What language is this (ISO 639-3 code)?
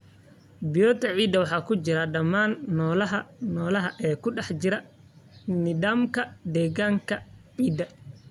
som